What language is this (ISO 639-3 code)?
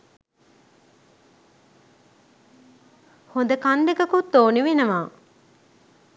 sin